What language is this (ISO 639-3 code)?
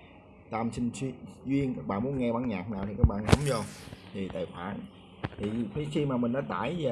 vie